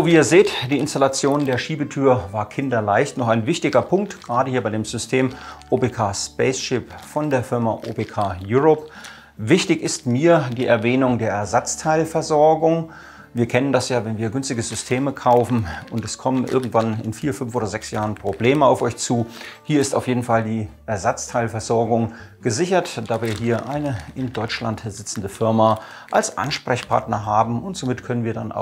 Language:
German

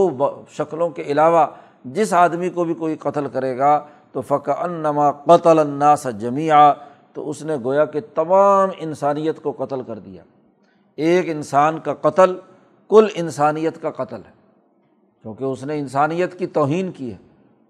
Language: Urdu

